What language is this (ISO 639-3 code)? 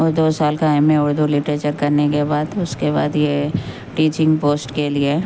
urd